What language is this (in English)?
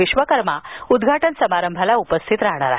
Marathi